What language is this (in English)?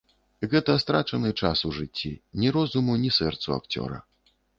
Belarusian